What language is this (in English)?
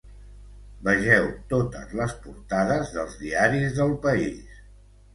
Catalan